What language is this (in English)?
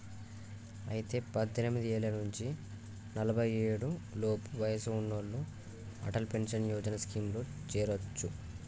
Telugu